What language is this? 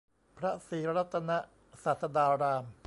Thai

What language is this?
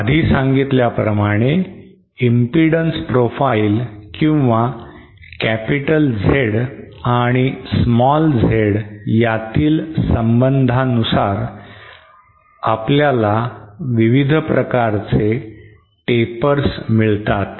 Marathi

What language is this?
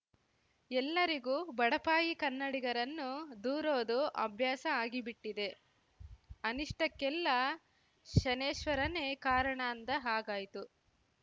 Kannada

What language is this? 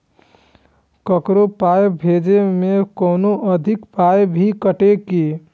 Maithili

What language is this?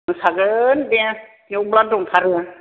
Bodo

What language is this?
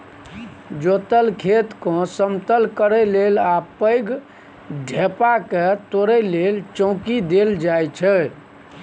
Maithili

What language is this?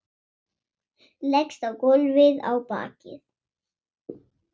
Icelandic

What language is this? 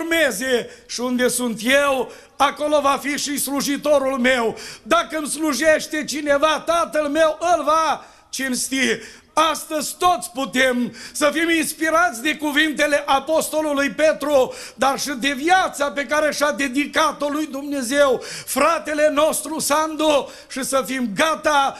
Romanian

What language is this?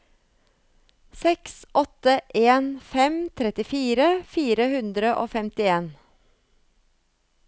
Norwegian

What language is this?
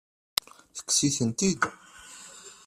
Kabyle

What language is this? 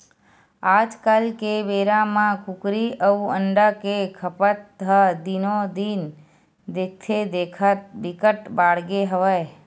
Chhattisgarhi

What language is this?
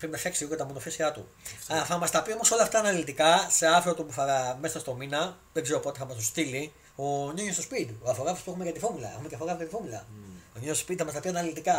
Greek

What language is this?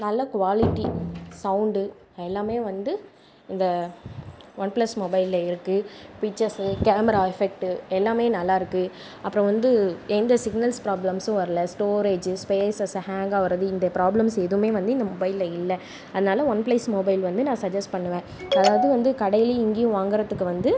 Tamil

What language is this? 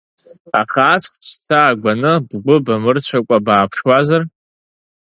Abkhazian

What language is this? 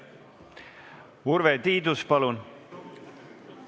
Estonian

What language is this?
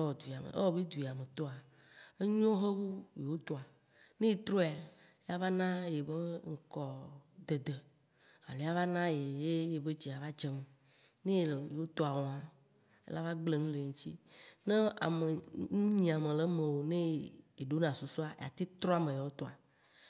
Waci Gbe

